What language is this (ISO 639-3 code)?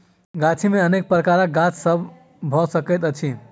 mai